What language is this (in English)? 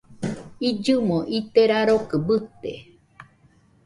Nüpode Huitoto